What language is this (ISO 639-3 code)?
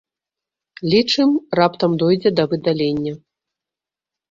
bel